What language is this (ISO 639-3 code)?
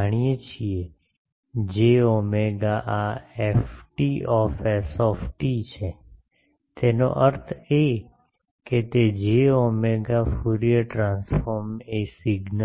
guj